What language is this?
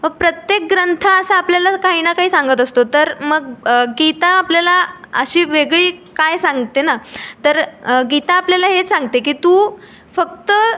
Marathi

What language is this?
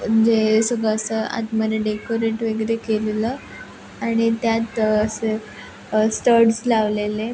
Marathi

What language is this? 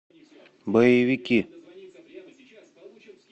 Russian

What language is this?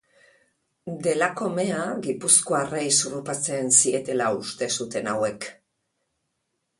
Basque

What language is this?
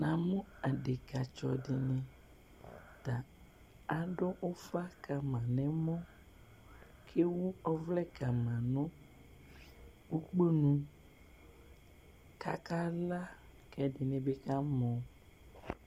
Ikposo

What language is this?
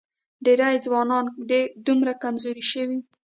Pashto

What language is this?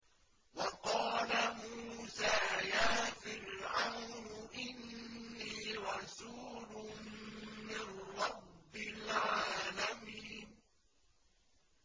Arabic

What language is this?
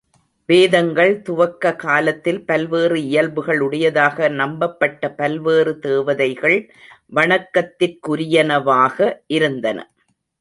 Tamil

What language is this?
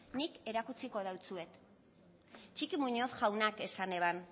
Basque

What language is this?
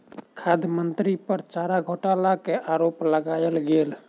Maithili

